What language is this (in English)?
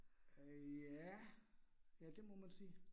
Danish